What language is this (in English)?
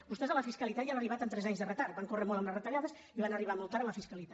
Catalan